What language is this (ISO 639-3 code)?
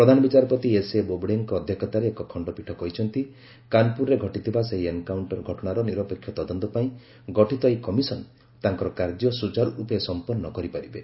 ori